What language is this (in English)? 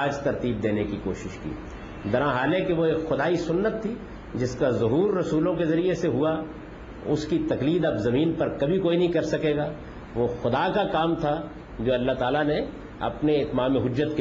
Urdu